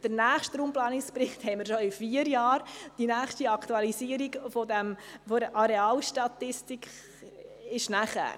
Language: Swiss German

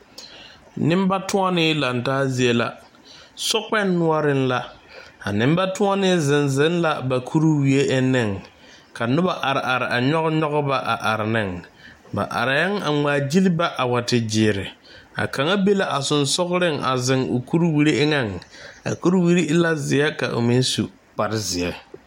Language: Southern Dagaare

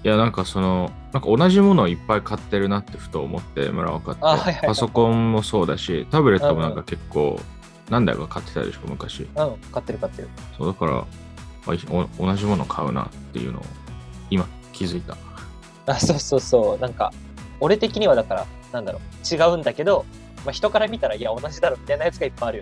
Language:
Japanese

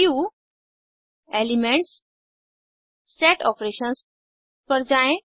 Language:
Hindi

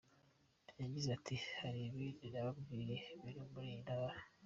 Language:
Kinyarwanda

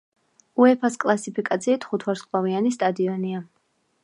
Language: Georgian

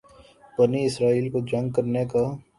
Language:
Urdu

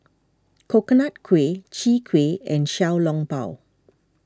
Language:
English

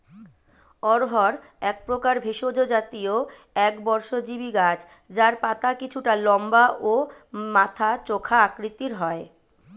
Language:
Bangla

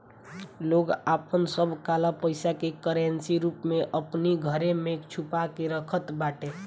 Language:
Bhojpuri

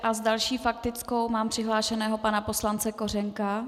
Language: Czech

